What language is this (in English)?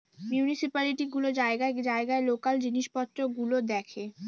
Bangla